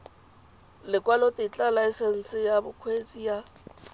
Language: Tswana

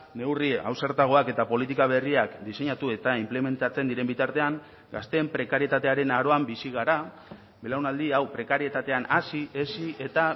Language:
Basque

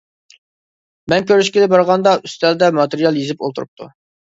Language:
Uyghur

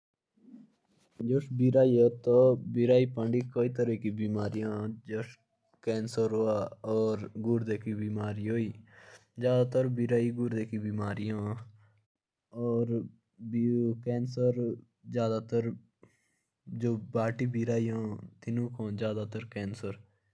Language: Jaunsari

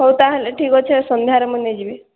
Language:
Odia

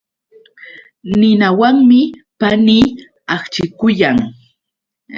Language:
Yauyos Quechua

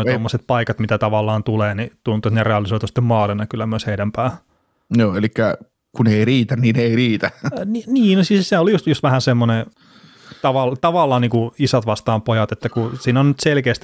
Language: Finnish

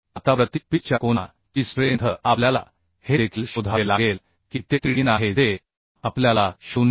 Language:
Marathi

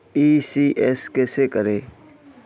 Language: Hindi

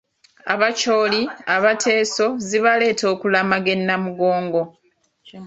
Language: Ganda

